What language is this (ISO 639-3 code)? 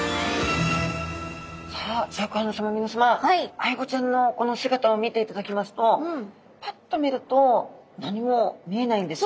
jpn